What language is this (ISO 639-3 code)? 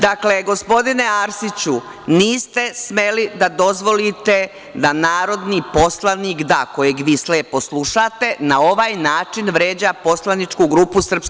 srp